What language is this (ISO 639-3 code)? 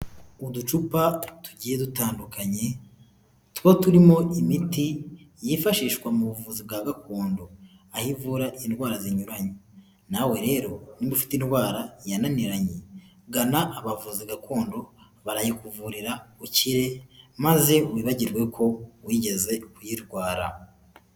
kin